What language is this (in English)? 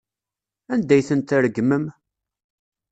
Kabyle